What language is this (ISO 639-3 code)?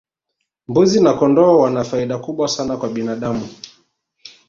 swa